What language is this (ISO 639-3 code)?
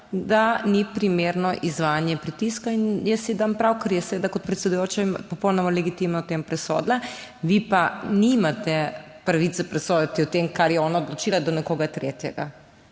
slv